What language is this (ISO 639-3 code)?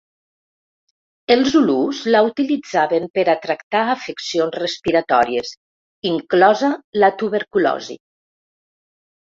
cat